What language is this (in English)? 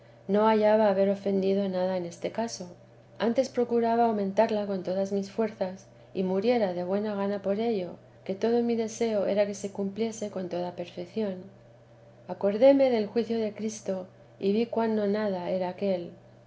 Spanish